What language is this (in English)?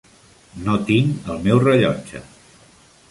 Catalan